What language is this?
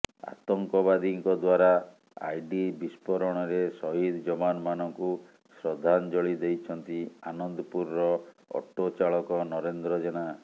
Odia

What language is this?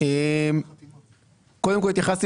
Hebrew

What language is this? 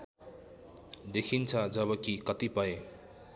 Nepali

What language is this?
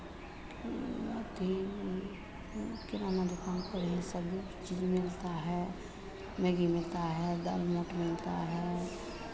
Hindi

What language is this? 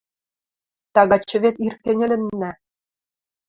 Western Mari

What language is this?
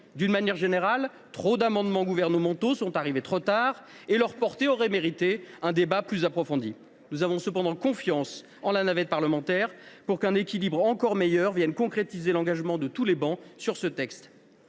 French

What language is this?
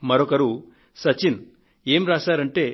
Telugu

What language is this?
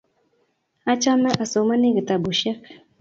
Kalenjin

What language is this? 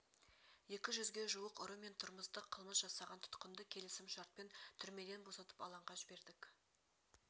Kazakh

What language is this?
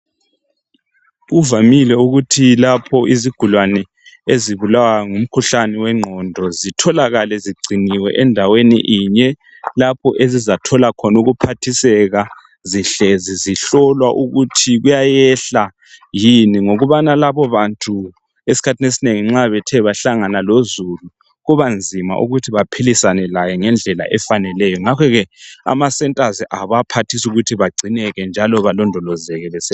North Ndebele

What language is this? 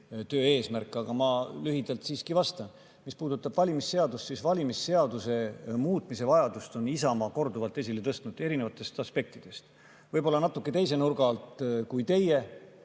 Estonian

